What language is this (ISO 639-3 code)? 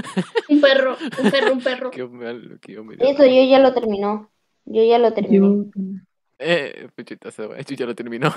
spa